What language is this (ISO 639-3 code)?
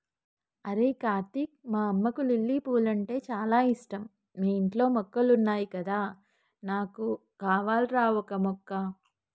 tel